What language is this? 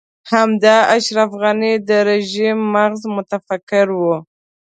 Pashto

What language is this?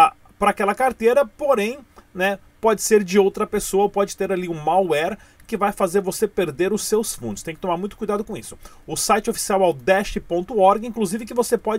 Portuguese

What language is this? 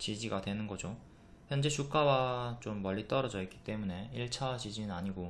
Korean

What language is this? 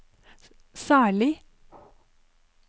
Norwegian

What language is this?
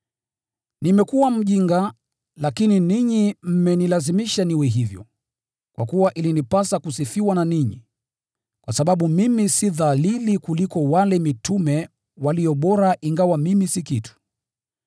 Swahili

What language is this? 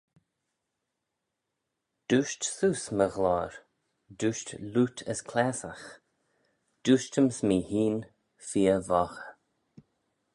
Manx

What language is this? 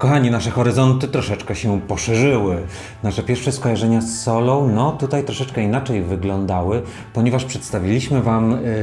Polish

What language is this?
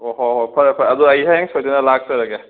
Manipuri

